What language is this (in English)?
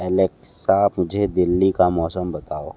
Hindi